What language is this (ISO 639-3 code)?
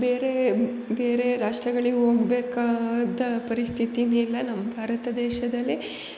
kan